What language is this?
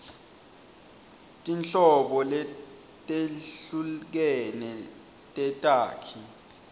Swati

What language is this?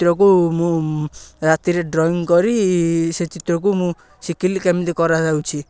Odia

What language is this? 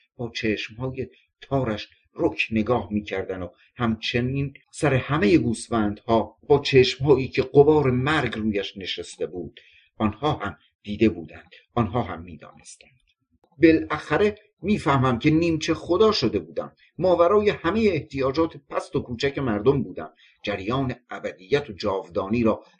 Persian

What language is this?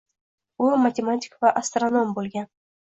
Uzbek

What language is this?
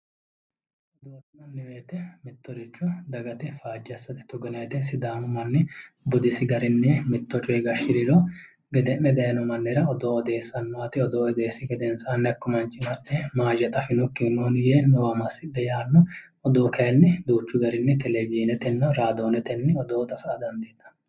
Sidamo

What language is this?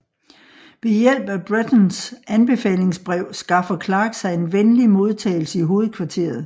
Danish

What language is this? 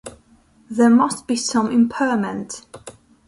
English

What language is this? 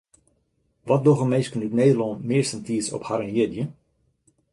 Western Frisian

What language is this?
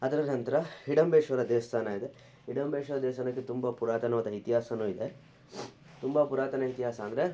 Kannada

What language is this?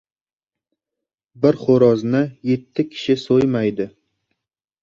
Uzbek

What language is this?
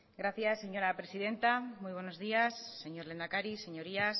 Spanish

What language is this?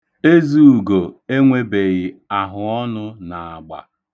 Igbo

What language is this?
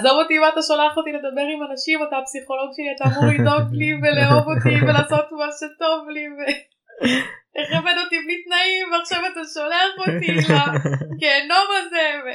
Hebrew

